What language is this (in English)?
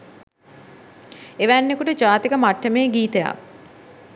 Sinhala